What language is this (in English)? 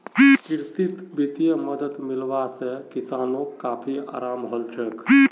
Magahi